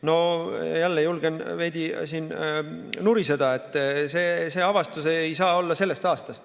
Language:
Estonian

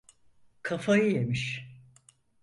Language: Turkish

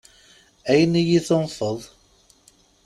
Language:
Kabyle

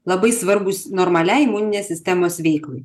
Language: Lithuanian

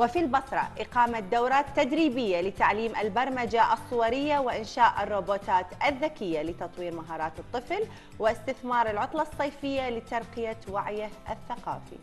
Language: Arabic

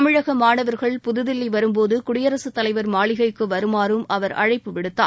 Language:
Tamil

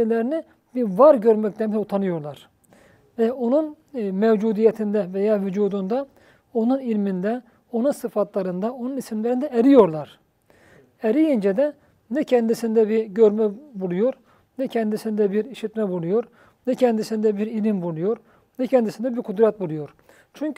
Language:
Turkish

